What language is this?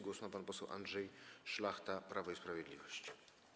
Polish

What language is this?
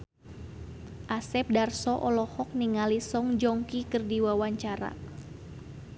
Sundanese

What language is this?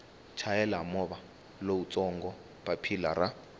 Tsonga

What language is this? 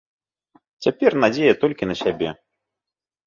Belarusian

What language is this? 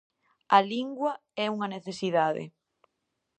Galician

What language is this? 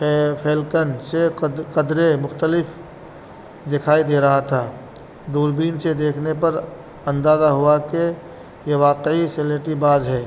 Urdu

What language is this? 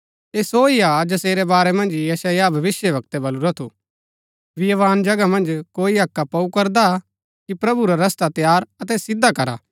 Gaddi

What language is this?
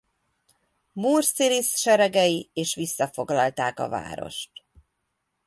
Hungarian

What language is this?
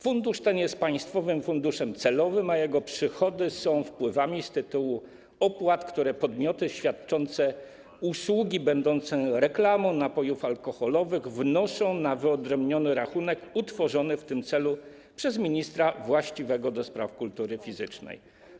Polish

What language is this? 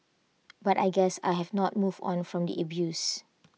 English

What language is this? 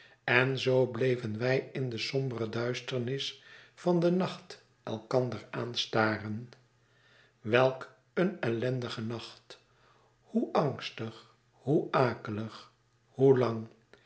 Dutch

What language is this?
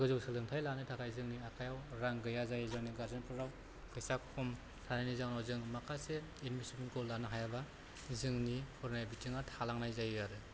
Bodo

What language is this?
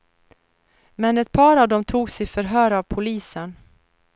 Swedish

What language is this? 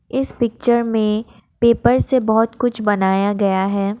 Hindi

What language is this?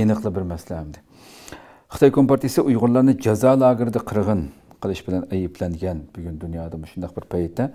Turkish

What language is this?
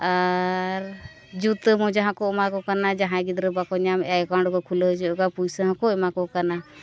Santali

